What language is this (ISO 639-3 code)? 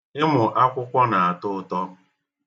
ibo